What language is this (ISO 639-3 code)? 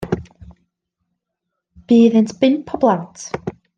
cym